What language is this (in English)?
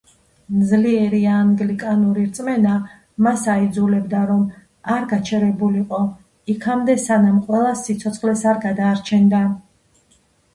Georgian